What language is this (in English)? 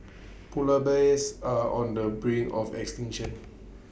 English